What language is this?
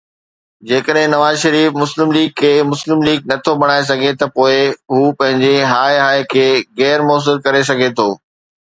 Sindhi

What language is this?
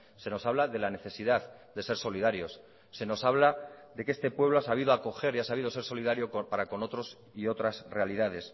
Spanish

